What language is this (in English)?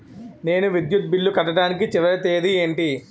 Telugu